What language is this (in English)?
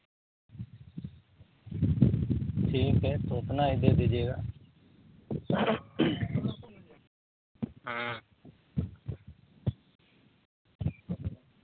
Hindi